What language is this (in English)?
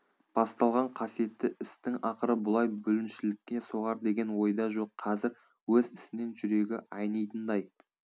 Kazakh